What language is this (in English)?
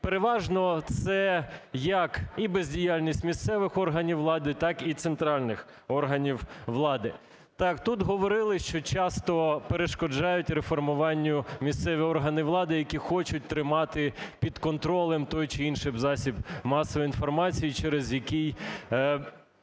Ukrainian